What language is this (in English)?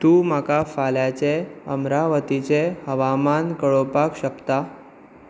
Konkani